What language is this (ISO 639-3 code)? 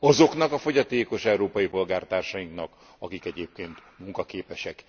hun